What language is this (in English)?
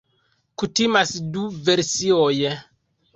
Esperanto